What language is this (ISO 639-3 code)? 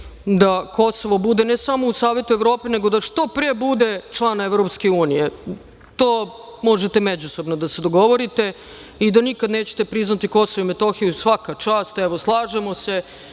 srp